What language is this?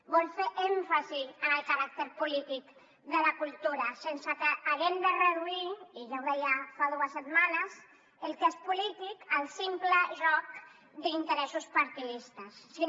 Catalan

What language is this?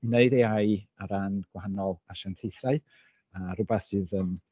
Welsh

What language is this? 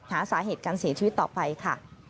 Thai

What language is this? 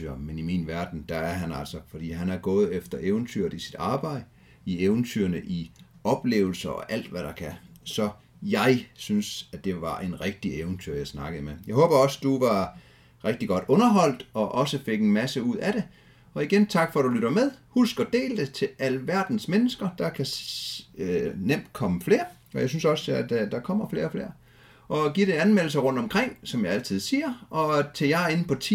Danish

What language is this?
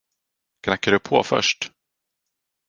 Swedish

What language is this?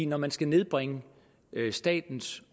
Danish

